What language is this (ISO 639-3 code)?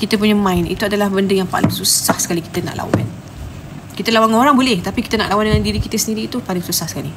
msa